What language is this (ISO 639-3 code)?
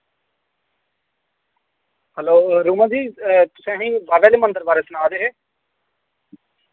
doi